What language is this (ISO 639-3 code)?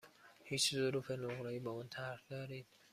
fas